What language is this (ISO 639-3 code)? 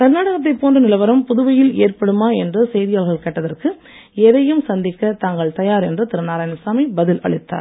tam